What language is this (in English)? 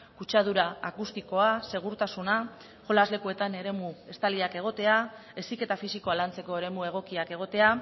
Basque